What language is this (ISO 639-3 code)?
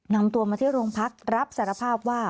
tha